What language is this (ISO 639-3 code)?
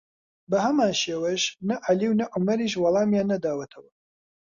ckb